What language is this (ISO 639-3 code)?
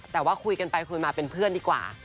tha